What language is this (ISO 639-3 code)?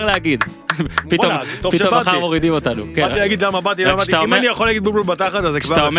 heb